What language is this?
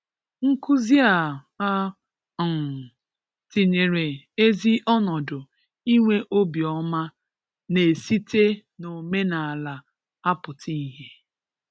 Igbo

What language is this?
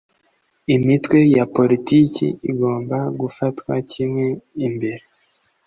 Kinyarwanda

